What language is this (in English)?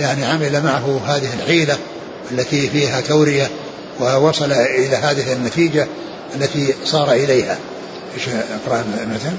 Arabic